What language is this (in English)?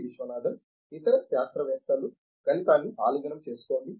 Telugu